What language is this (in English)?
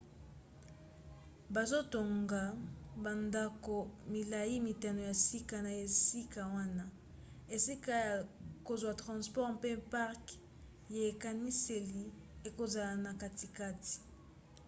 Lingala